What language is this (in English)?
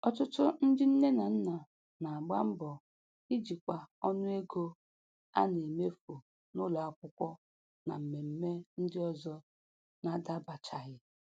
Igbo